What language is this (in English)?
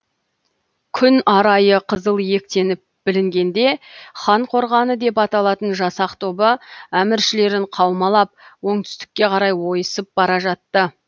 Kazakh